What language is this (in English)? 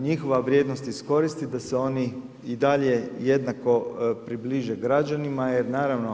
Croatian